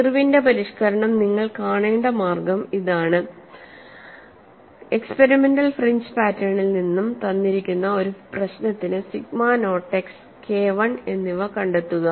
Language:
Malayalam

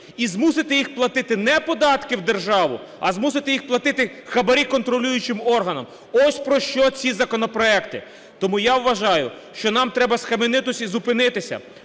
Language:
Ukrainian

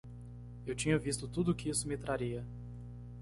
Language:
Portuguese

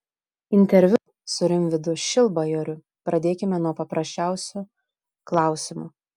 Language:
Lithuanian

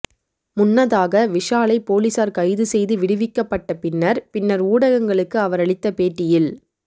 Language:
Tamil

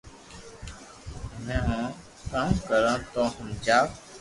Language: Loarki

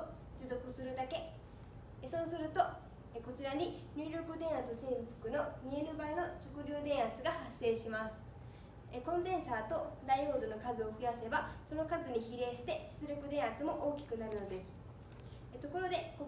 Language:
Japanese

